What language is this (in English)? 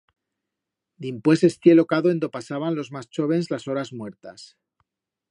Aragonese